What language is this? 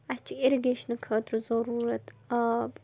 Kashmiri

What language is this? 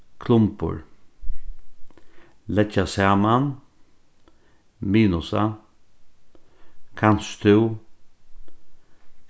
Faroese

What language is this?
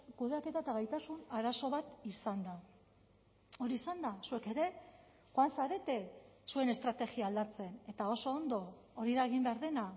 Basque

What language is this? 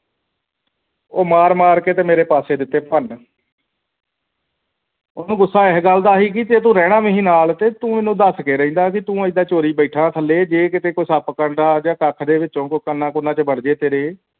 Punjabi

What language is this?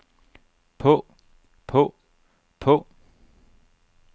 Danish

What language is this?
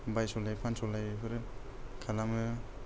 Bodo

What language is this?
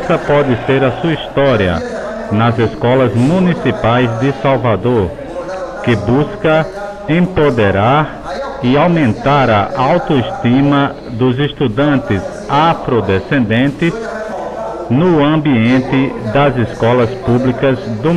Portuguese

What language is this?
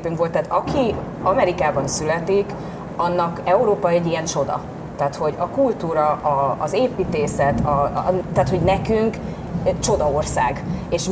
Hungarian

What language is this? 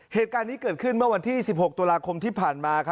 Thai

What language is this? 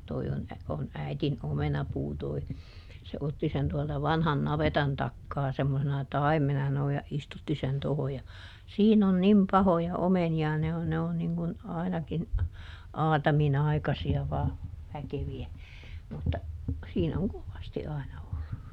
Finnish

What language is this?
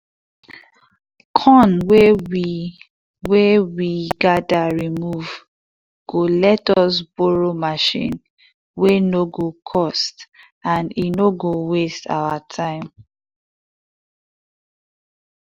Nigerian Pidgin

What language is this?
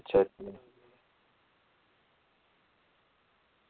Dogri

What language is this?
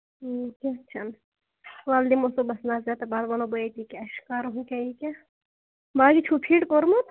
Kashmiri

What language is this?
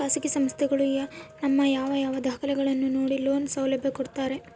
Kannada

